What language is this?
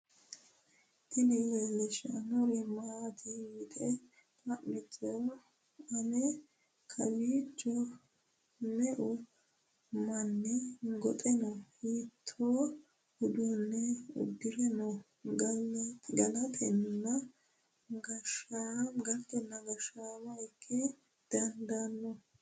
Sidamo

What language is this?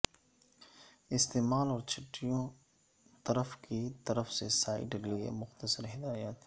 Urdu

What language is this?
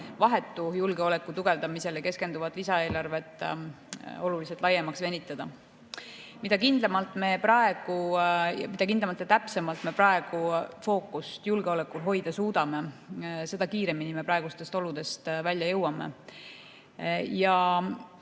Estonian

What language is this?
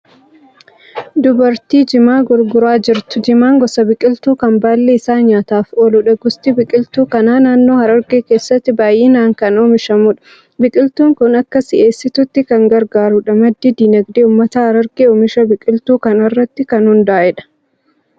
Oromo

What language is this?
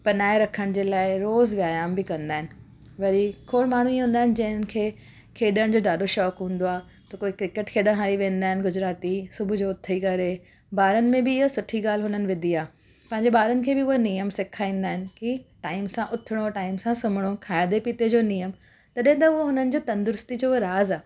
Sindhi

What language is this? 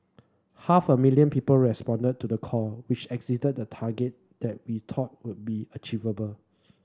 English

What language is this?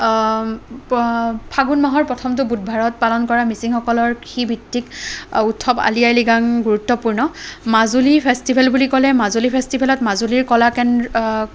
Assamese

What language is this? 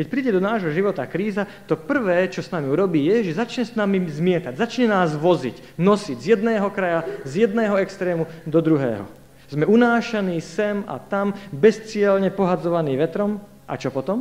Slovak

